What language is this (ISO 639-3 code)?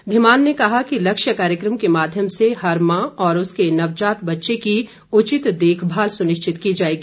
hin